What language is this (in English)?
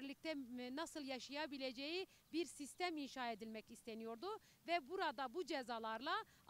Turkish